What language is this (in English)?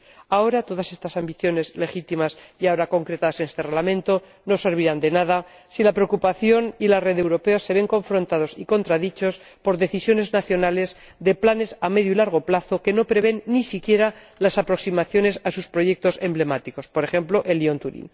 Spanish